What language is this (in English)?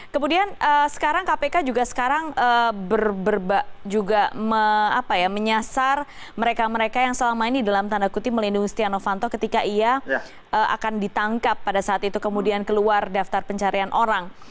Indonesian